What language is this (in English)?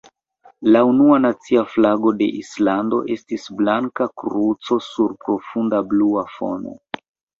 Esperanto